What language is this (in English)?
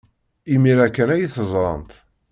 Kabyle